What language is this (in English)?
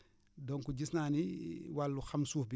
Wolof